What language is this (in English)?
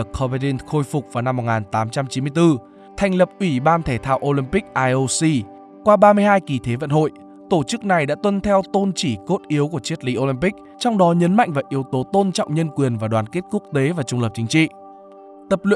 Vietnamese